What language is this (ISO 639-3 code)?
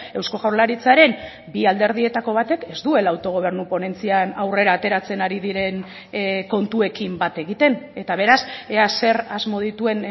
eus